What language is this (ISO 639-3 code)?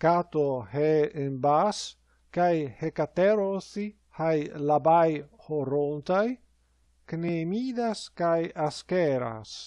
ell